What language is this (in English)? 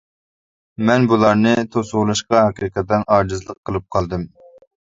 Uyghur